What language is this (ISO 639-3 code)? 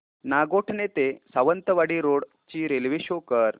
mar